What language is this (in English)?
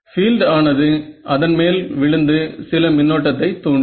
Tamil